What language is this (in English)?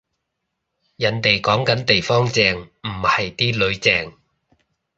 Cantonese